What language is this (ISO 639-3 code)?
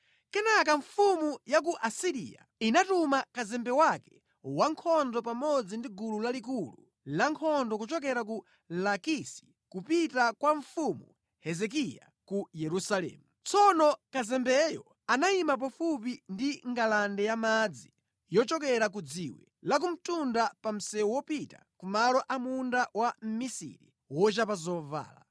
nya